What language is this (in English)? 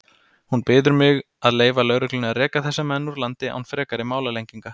Icelandic